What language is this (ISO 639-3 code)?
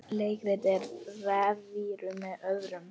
isl